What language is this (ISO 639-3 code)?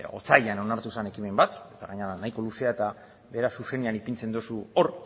eus